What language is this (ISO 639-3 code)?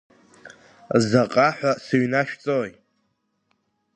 abk